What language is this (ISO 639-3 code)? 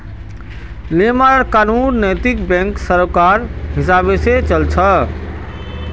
mag